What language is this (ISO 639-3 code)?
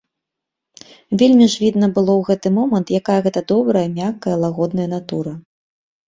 bel